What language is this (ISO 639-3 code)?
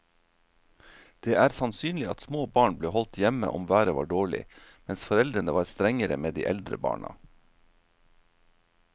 nor